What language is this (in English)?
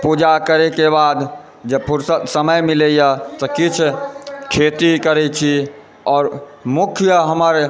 Maithili